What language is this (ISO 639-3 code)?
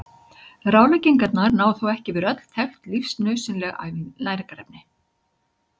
isl